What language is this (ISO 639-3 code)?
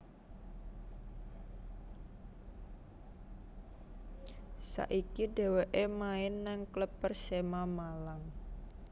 jav